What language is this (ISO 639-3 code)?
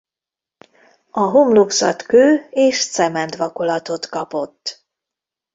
hun